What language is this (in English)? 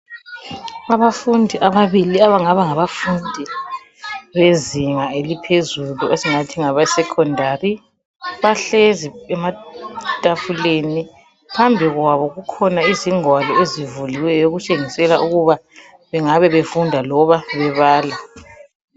North Ndebele